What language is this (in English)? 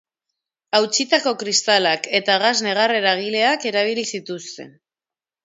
Basque